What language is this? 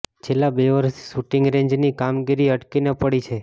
Gujarati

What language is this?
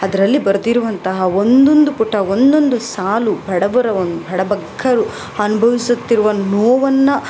Kannada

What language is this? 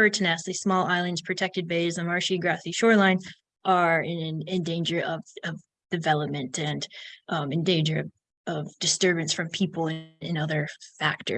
English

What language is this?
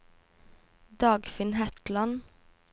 Norwegian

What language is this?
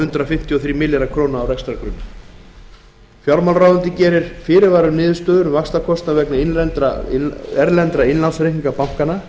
Icelandic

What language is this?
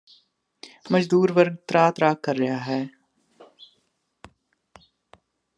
Punjabi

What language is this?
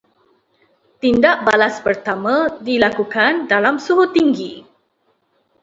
Malay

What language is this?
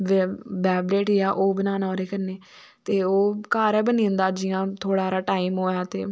Dogri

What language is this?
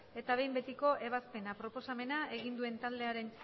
Basque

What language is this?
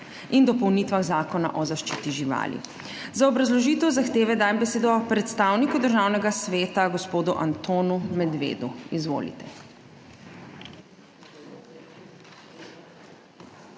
Slovenian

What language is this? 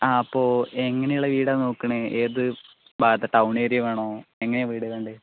Malayalam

